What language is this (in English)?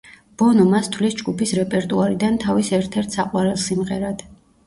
Georgian